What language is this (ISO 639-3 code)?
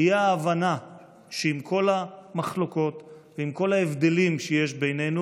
heb